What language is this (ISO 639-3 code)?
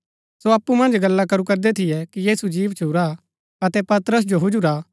gbk